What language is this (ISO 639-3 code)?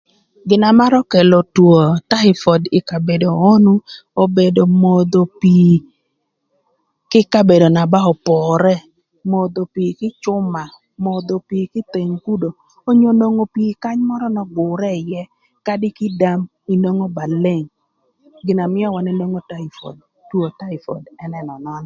lth